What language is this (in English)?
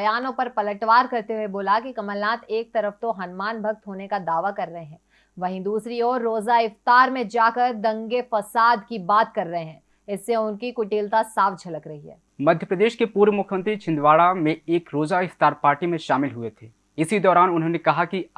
Hindi